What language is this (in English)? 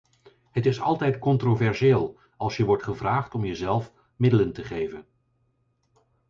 Dutch